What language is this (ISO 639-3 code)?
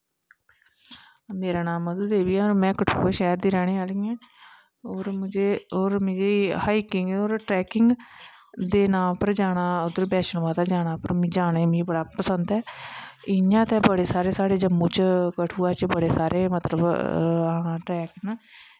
doi